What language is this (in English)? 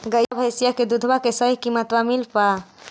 Magahi